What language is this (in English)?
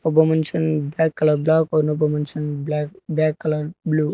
Kannada